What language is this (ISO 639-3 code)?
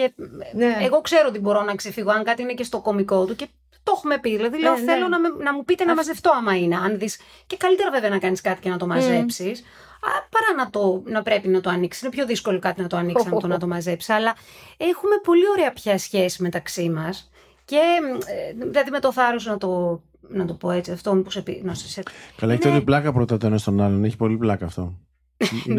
ell